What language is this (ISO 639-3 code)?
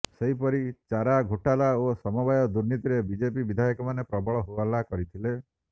ori